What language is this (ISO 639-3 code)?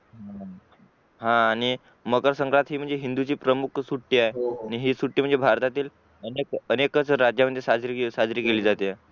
mar